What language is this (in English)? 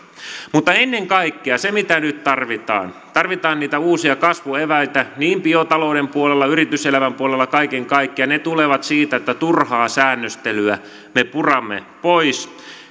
Finnish